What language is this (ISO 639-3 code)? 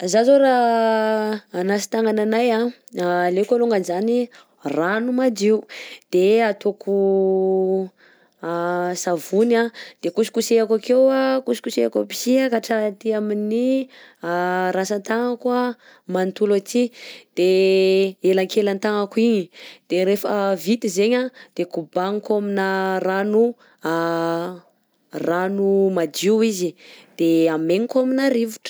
bzc